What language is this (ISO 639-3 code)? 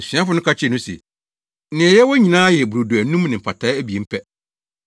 aka